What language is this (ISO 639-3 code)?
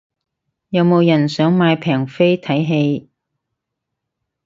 yue